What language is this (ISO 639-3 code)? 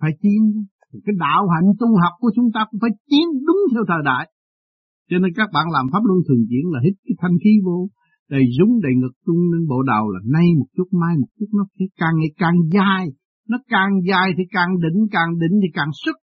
vie